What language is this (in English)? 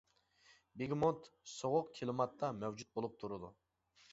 Uyghur